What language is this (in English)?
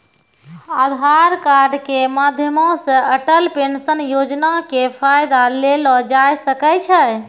Maithili